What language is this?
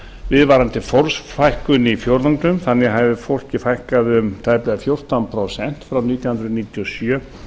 Icelandic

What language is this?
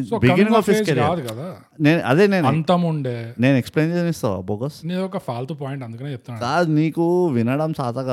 Telugu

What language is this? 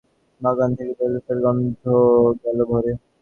Bangla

